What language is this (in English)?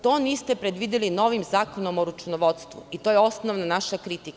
Serbian